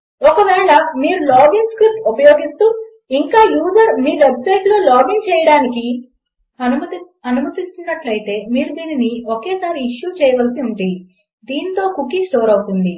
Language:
Telugu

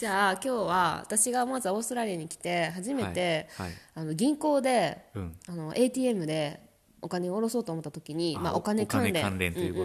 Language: Japanese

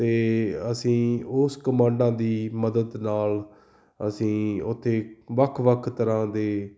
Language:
Punjabi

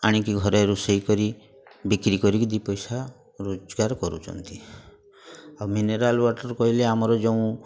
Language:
Odia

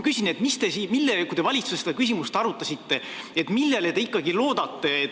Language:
Estonian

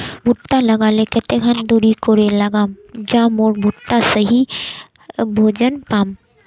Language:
Magahi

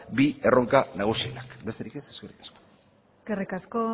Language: Basque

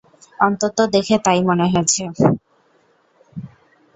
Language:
Bangla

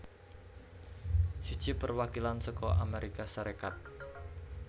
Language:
Javanese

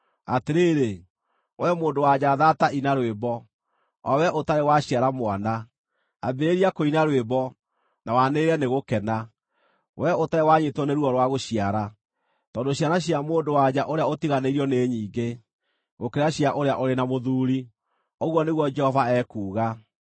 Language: Kikuyu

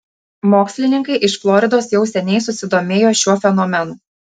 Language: Lithuanian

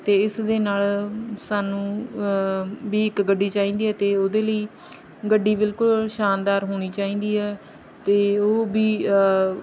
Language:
Punjabi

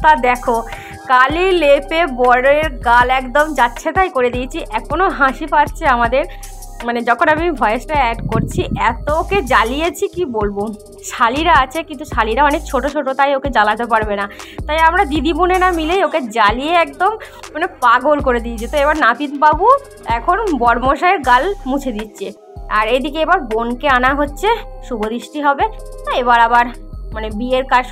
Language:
Arabic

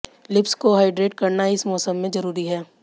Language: Hindi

